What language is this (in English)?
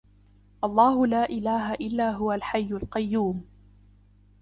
Arabic